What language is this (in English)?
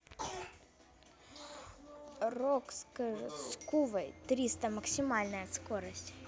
Russian